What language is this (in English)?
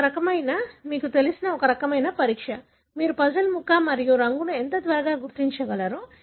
Telugu